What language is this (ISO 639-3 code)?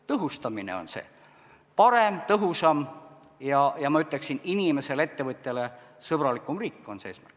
est